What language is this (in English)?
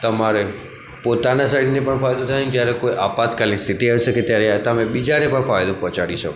Gujarati